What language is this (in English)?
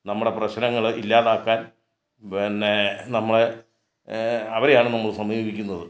Malayalam